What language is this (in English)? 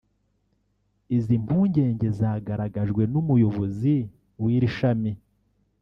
Kinyarwanda